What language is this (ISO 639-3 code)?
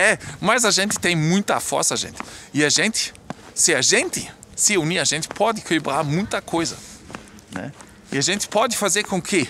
por